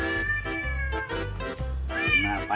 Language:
Thai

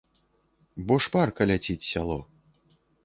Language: Belarusian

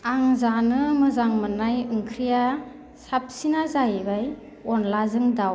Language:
Bodo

